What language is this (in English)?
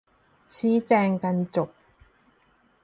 Thai